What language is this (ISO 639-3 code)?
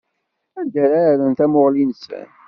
kab